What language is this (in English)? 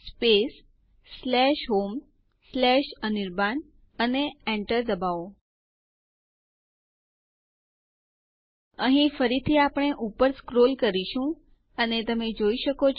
Gujarati